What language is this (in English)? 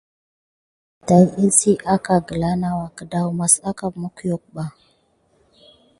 Gidar